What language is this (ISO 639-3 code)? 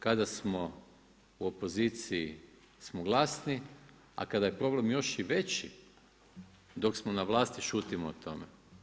hrv